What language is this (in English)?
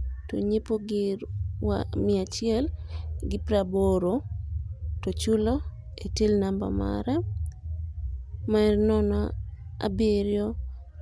Luo (Kenya and Tanzania)